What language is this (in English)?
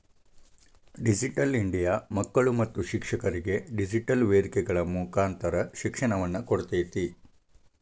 Kannada